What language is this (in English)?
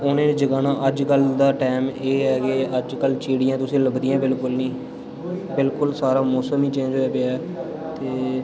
Dogri